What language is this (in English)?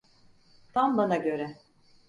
Turkish